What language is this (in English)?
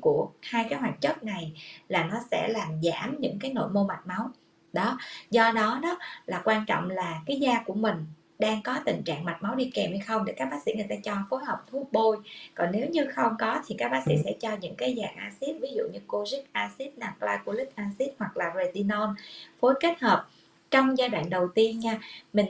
Vietnamese